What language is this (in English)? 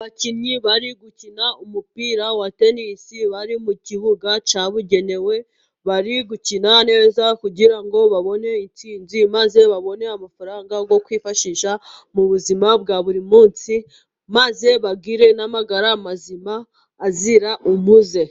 Kinyarwanda